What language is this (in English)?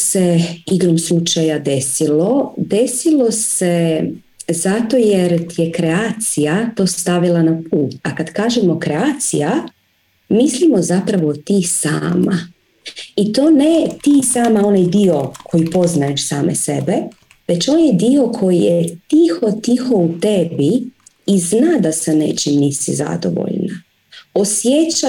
Croatian